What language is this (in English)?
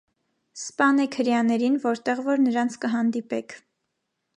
Armenian